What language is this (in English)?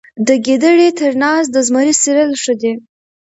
Pashto